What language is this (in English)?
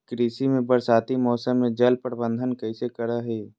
Magahi